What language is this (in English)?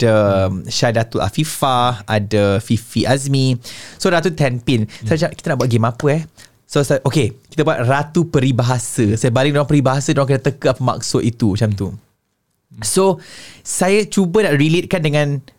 Malay